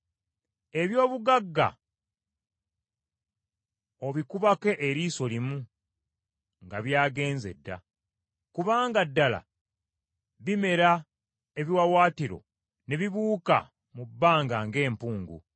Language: Ganda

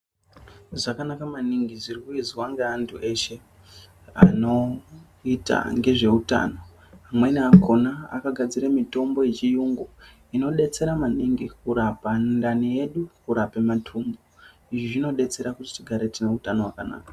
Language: Ndau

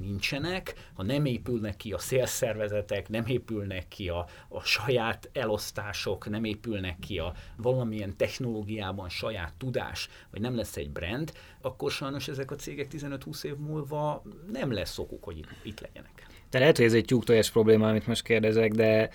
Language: Hungarian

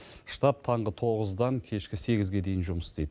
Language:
Kazakh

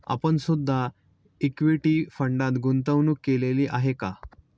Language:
Marathi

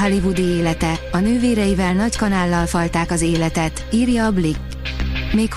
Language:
Hungarian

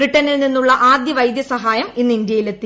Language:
Malayalam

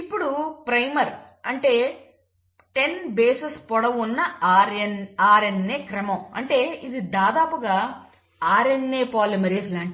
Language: Telugu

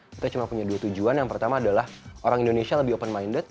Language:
Indonesian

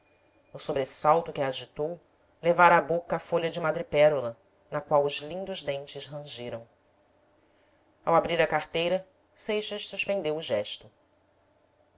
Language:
Portuguese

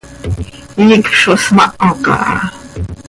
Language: Seri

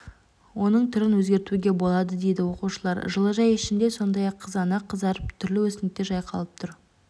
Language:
Kazakh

